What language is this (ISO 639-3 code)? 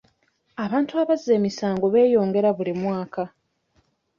lug